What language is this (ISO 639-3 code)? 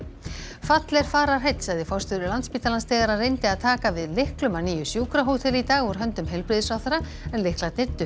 isl